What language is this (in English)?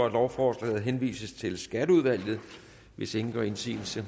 Danish